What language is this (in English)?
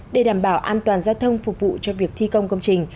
Vietnamese